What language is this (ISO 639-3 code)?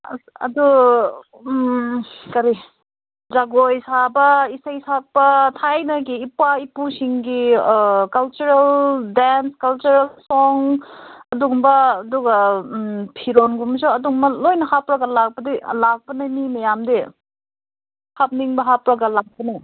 mni